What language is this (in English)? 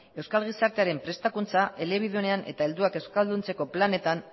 Basque